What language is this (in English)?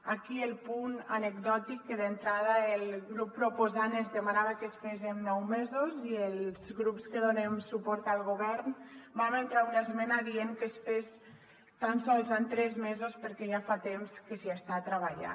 Catalan